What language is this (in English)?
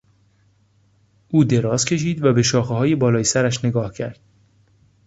Persian